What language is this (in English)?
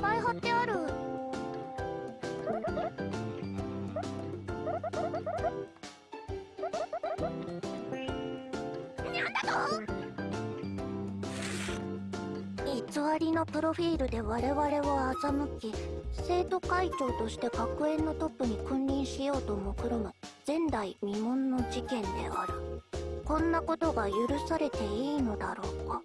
Japanese